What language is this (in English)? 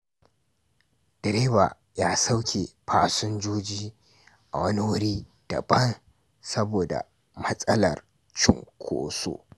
Hausa